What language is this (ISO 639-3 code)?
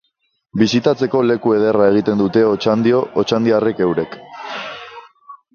eus